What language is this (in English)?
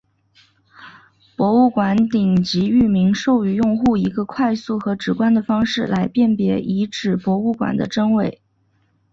Chinese